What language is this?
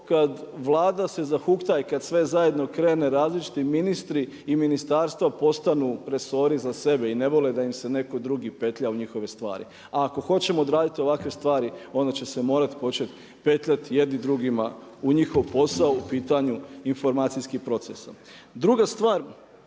Croatian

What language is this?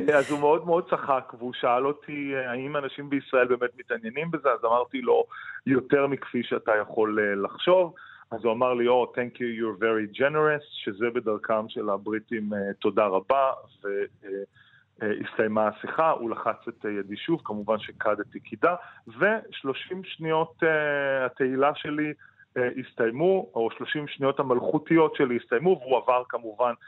Hebrew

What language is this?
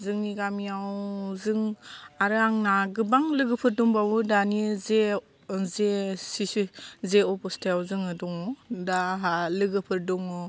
Bodo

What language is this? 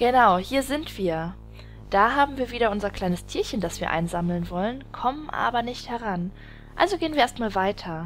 German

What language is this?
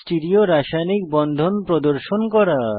Bangla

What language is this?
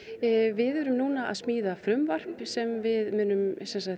Icelandic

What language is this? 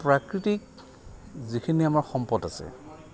Assamese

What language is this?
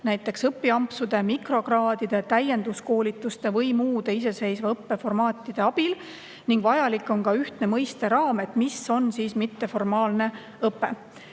Estonian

